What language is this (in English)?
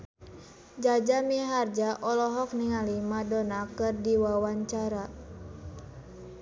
Sundanese